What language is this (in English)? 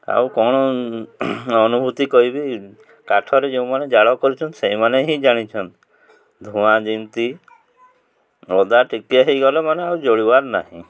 Odia